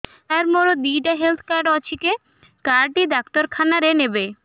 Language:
Odia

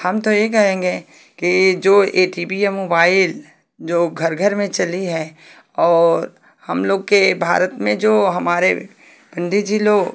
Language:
Hindi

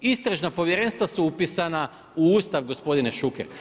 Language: Croatian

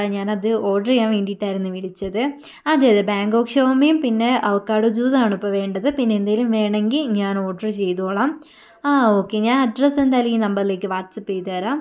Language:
Malayalam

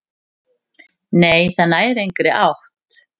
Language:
Icelandic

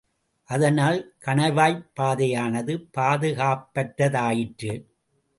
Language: Tamil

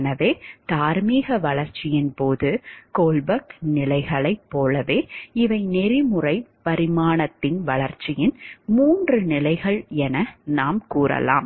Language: Tamil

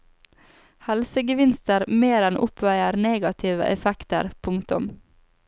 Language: Norwegian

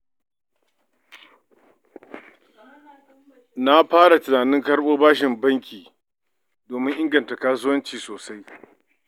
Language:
Hausa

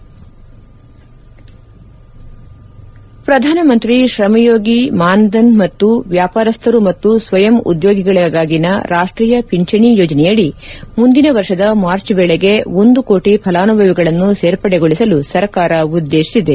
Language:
Kannada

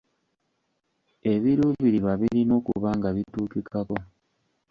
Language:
Ganda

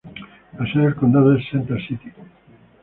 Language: Spanish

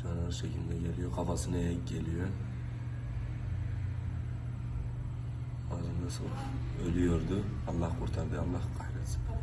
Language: Turkish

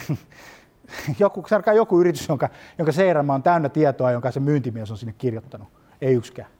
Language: Finnish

